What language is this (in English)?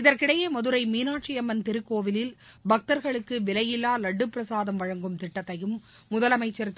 Tamil